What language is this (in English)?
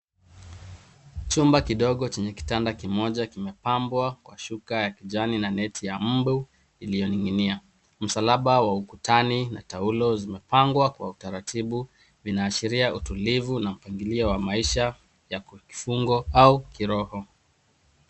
Swahili